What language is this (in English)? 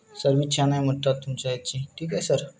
Marathi